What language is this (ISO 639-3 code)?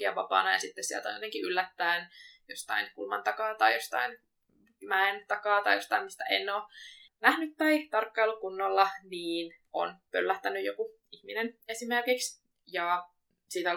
fin